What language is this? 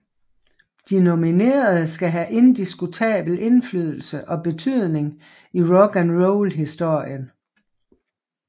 Danish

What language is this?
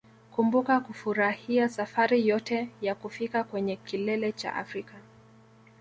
Swahili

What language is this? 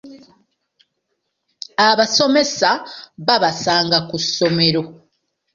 Ganda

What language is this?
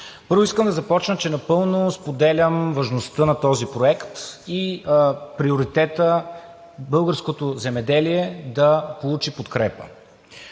Bulgarian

